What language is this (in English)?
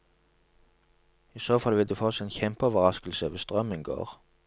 Norwegian